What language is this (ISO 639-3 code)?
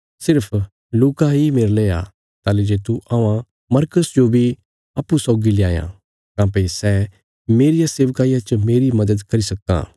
kfs